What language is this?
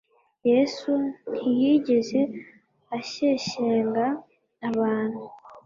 Kinyarwanda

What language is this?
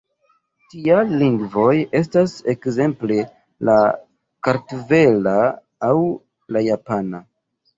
Esperanto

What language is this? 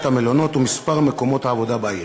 Hebrew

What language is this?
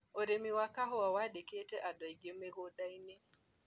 Kikuyu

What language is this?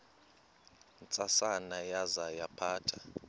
Xhosa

